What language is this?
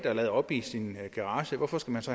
Danish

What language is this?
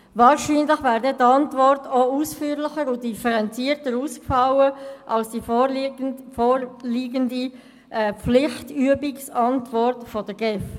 Swiss German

